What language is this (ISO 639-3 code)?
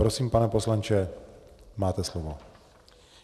ces